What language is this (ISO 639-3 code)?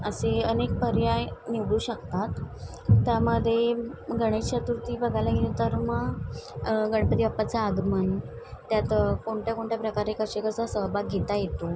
mar